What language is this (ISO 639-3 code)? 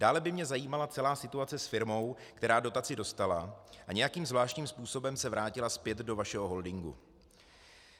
ces